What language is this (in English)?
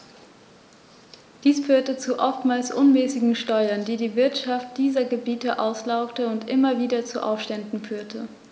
German